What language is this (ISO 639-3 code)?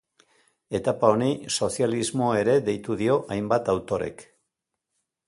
eus